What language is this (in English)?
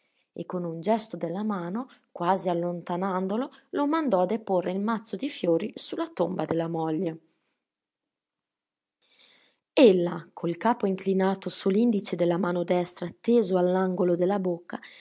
Italian